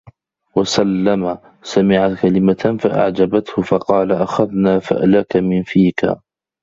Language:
Arabic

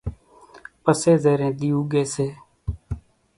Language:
Kachi Koli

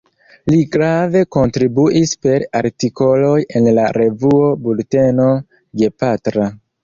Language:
Esperanto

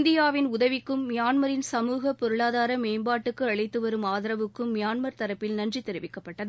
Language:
Tamil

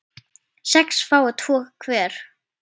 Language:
Icelandic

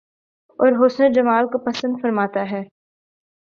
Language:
Urdu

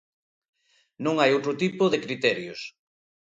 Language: Galician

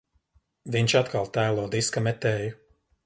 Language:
Latvian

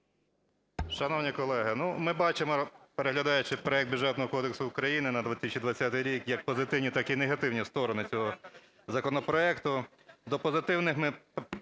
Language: Ukrainian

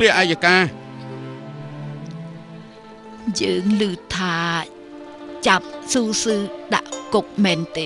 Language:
Thai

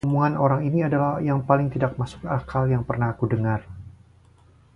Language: Indonesian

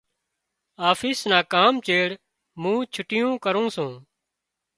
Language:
Wadiyara Koli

